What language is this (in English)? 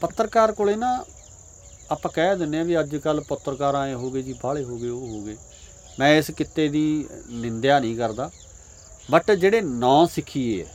Punjabi